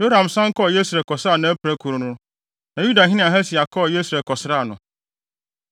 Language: Akan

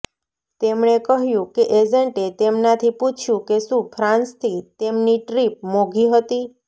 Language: Gujarati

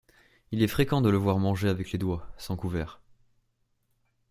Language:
French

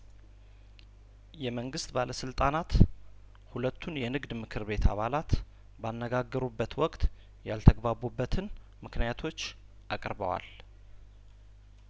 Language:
Amharic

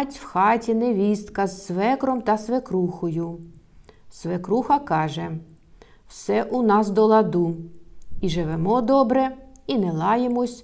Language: Ukrainian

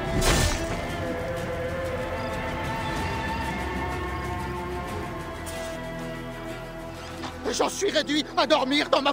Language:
French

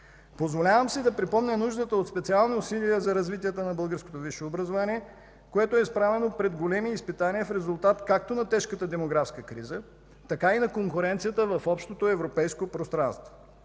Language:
Bulgarian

